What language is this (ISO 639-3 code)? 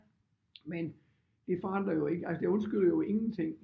dan